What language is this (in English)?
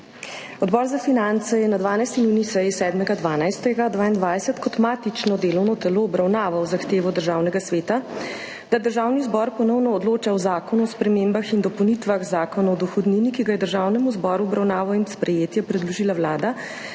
Slovenian